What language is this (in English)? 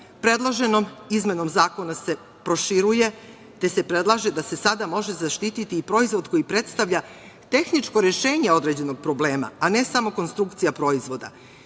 Serbian